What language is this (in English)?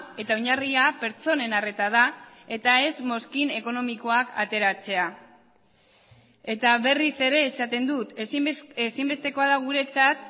Basque